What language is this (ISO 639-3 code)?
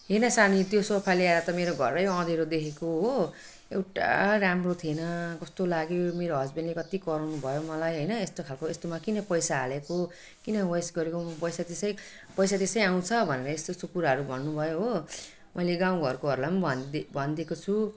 nep